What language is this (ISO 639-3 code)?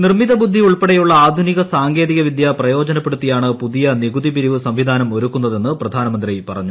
mal